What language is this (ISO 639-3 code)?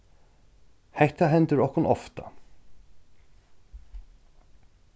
fao